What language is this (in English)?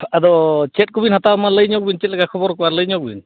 Santali